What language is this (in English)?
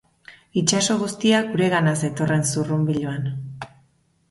Basque